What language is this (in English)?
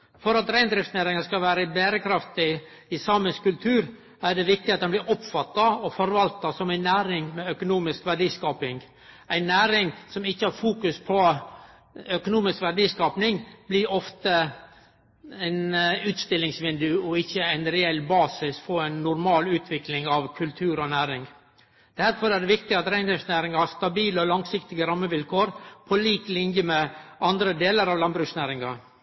Norwegian Nynorsk